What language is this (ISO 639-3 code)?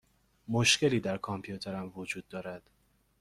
fas